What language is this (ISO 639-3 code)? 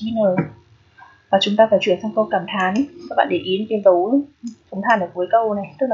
vie